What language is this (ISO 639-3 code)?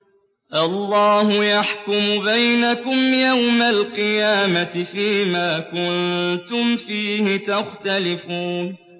ara